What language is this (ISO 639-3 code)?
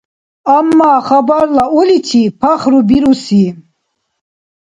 dar